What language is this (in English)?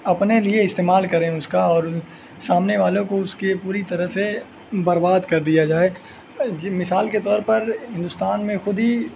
Urdu